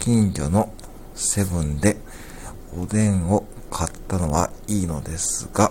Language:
Japanese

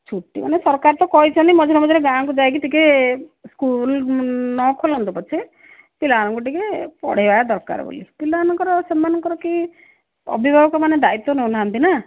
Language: Odia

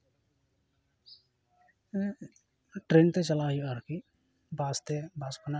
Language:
Santali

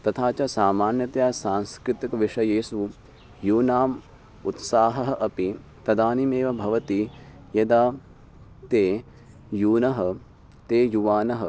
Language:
Sanskrit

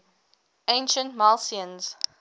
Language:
English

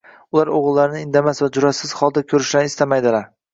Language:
Uzbek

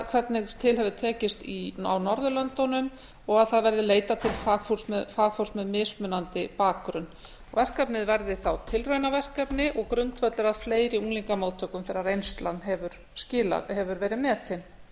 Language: Icelandic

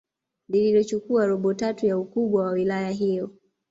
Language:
Swahili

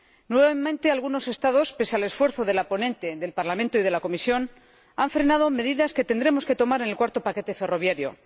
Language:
Spanish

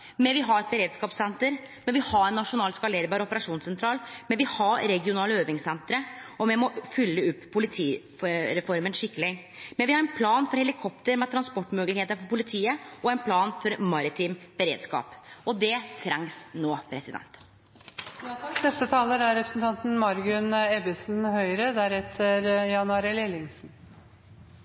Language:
Norwegian Nynorsk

